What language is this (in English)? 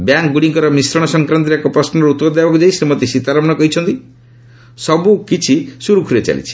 Odia